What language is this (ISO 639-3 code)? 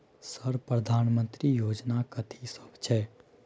mai